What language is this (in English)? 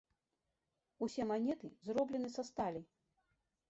Belarusian